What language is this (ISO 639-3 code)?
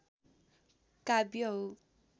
nep